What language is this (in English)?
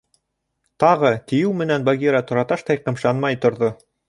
Bashkir